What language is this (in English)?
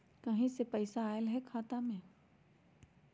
Magahi